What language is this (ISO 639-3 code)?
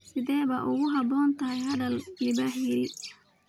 som